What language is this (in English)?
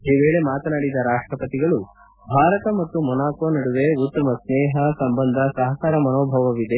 Kannada